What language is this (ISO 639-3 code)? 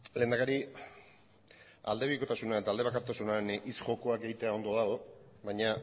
eus